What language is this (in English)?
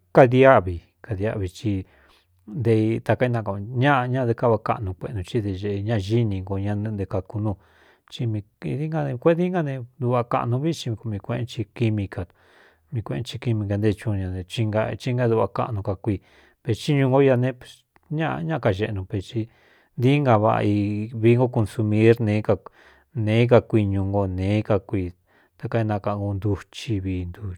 Cuyamecalco Mixtec